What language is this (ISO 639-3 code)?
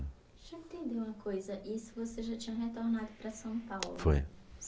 por